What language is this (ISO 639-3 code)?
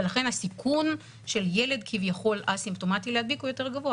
heb